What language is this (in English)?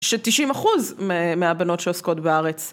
Hebrew